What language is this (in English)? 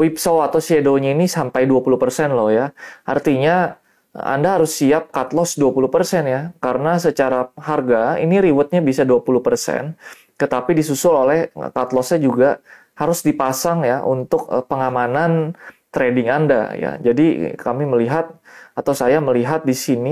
Indonesian